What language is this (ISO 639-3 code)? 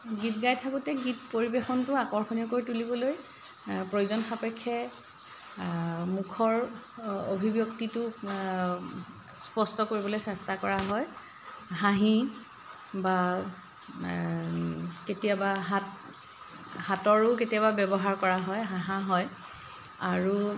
asm